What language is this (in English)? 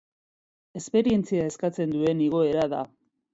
Basque